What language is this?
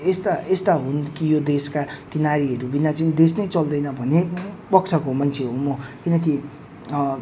Nepali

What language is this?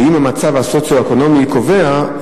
Hebrew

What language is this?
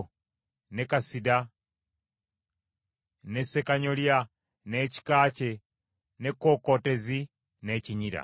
Ganda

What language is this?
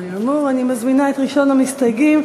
Hebrew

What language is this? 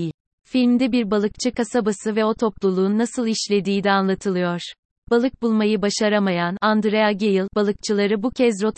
Turkish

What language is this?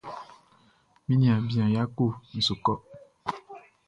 Baoulé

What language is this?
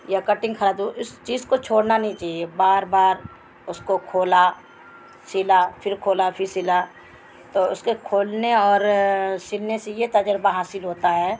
Urdu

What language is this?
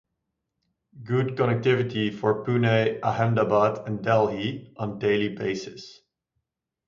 English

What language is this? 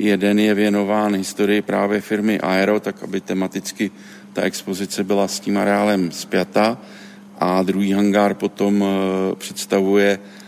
Czech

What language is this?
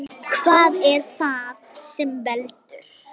Icelandic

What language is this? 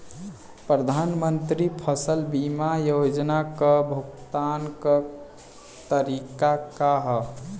Bhojpuri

